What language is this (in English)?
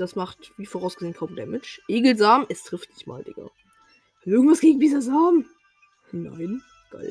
German